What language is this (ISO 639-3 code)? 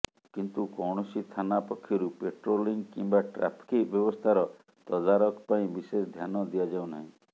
ori